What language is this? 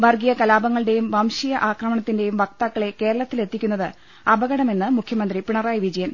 Malayalam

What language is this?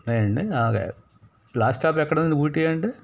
Telugu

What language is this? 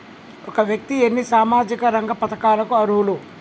Telugu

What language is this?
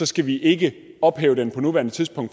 Danish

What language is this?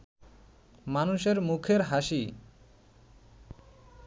Bangla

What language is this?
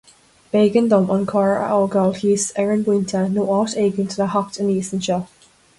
Irish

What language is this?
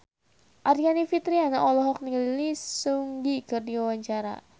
Sundanese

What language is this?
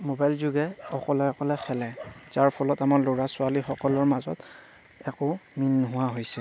Assamese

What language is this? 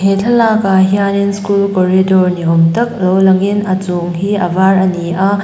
Mizo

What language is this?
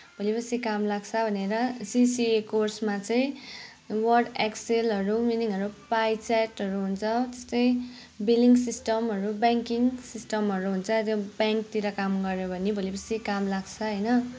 Nepali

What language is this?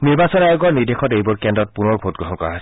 Assamese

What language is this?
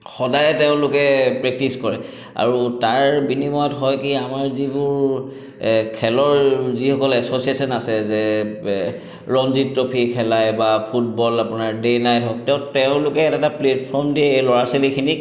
Assamese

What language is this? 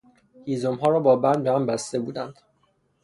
Persian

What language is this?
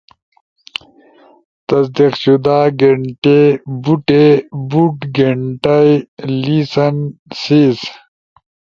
Ushojo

